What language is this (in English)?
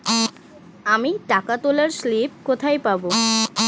Bangla